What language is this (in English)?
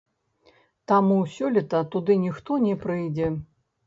Belarusian